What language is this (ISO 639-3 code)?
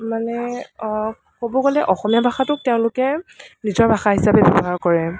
asm